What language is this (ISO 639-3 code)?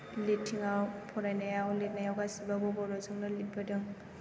brx